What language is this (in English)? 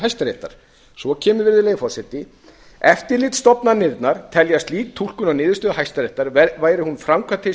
Icelandic